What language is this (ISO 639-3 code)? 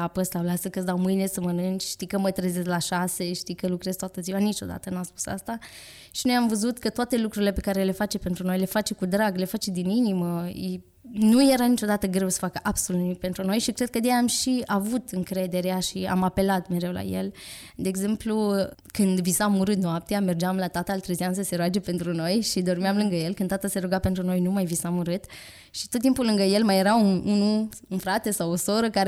ron